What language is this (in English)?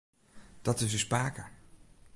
Western Frisian